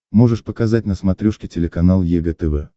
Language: Russian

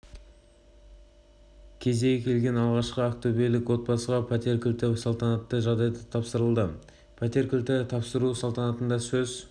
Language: Kazakh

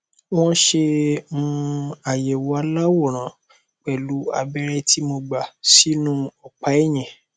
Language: Yoruba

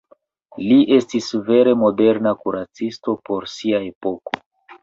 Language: Esperanto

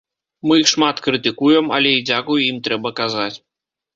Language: Belarusian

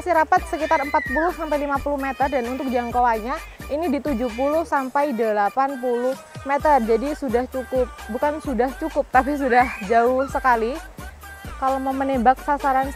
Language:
Indonesian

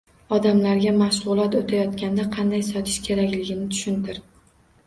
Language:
Uzbek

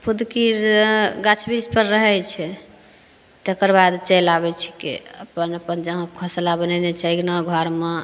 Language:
Maithili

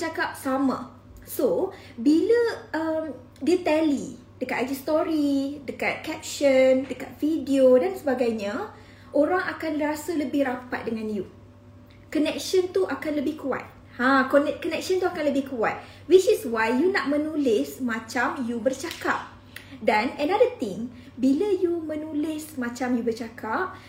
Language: Malay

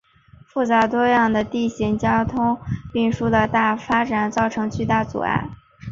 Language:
Chinese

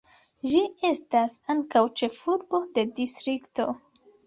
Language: Esperanto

